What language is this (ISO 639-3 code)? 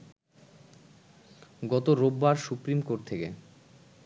ben